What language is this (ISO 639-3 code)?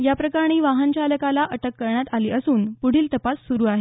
mar